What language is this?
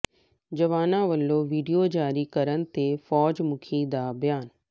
Punjabi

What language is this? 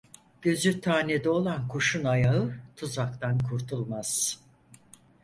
Turkish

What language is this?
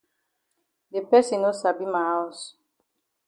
Cameroon Pidgin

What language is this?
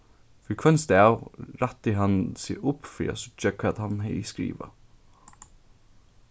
Faroese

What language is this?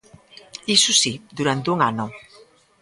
Galician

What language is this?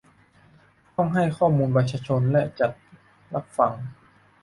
Thai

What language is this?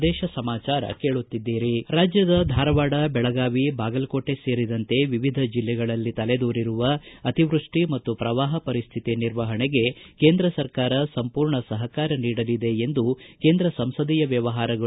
Kannada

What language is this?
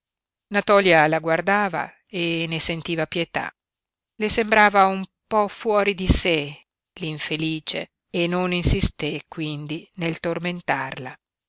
Italian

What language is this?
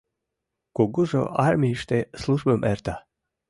Mari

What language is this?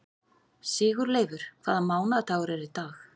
Icelandic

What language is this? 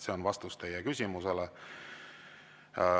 Estonian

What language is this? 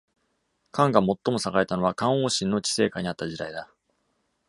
Japanese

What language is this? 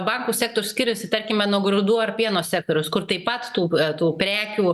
Lithuanian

